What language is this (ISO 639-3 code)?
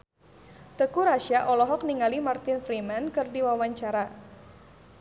sun